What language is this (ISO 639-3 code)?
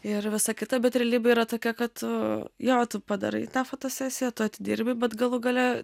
lit